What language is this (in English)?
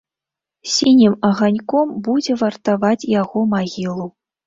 Belarusian